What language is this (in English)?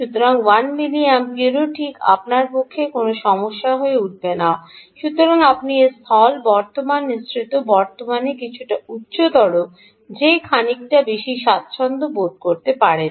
Bangla